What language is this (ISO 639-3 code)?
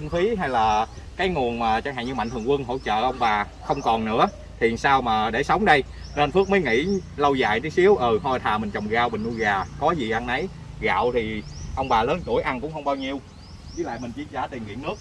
vie